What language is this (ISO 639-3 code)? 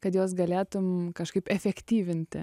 lit